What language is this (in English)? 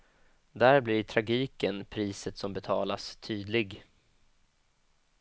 Swedish